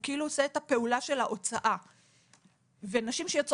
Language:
Hebrew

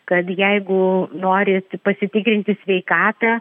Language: Lithuanian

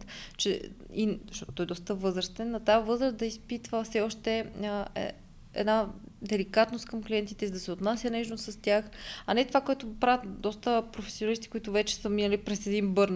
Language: Bulgarian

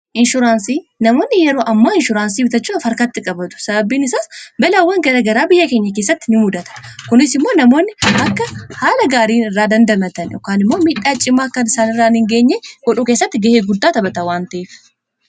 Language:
Oromo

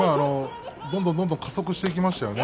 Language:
Japanese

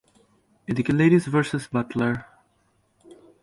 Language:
Bangla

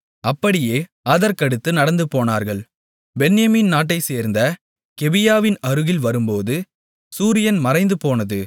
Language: Tamil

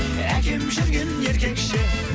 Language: Kazakh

